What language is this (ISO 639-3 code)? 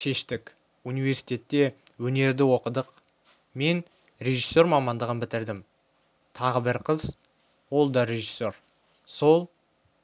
kaz